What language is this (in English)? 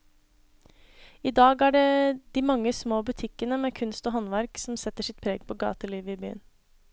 Norwegian